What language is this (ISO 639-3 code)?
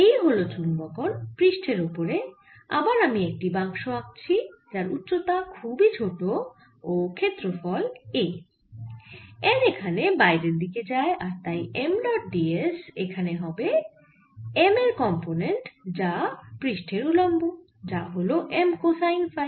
ben